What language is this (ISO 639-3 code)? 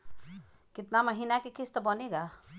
bho